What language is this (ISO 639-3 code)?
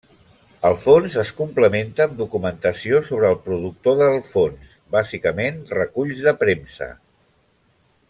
cat